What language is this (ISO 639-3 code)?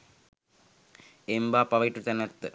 sin